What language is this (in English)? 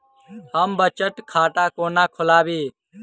Maithili